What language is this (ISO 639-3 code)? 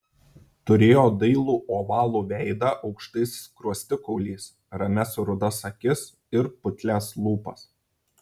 lit